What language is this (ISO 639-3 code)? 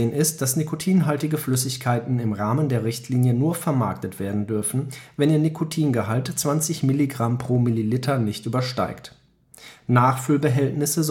deu